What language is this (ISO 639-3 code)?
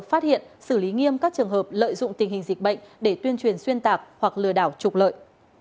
vie